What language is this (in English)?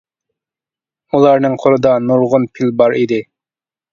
Uyghur